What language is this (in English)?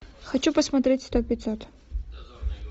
Russian